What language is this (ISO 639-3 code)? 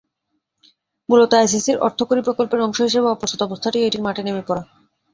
ben